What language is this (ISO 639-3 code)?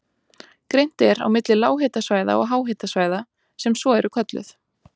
isl